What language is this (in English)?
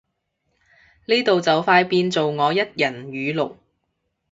Cantonese